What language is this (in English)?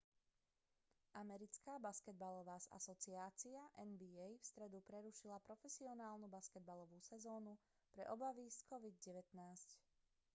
Slovak